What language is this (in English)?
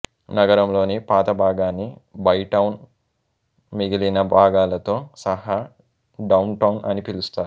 Telugu